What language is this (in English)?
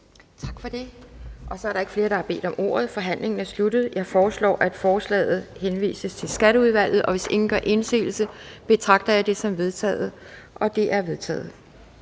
Danish